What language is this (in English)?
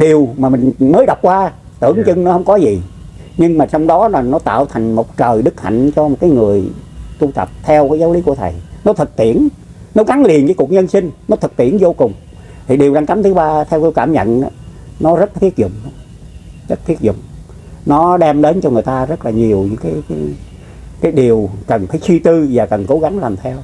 Vietnamese